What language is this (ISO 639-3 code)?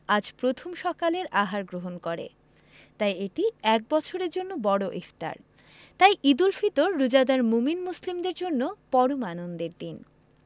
ben